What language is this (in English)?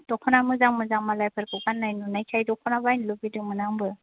Bodo